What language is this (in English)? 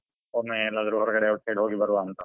Kannada